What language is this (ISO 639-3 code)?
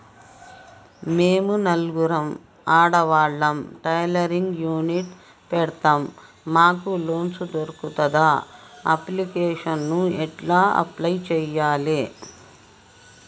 tel